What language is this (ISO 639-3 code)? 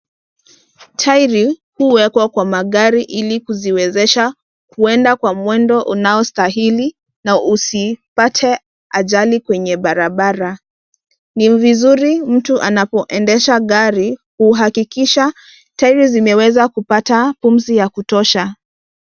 swa